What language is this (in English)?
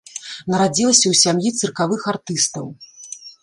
Belarusian